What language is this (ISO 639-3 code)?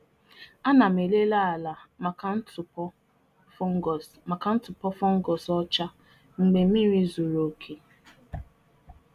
ibo